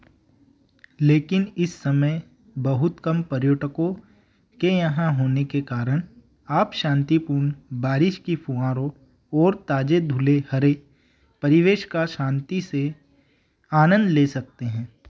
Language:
Hindi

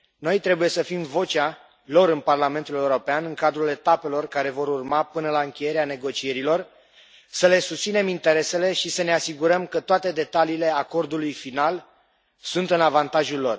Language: Romanian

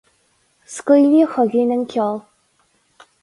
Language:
Irish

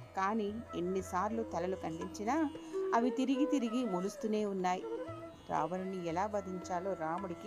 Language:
Telugu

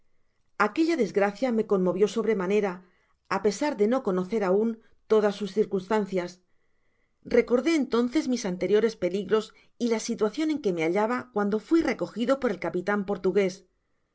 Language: Spanish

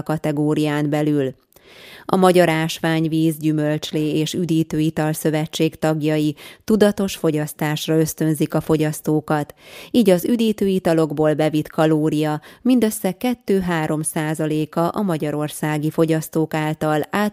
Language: Hungarian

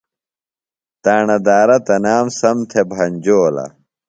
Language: Phalura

